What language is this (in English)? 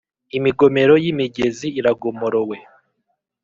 Kinyarwanda